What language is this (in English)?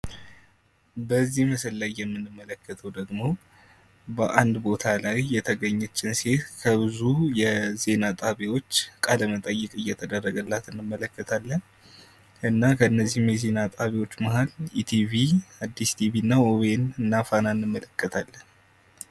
Amharic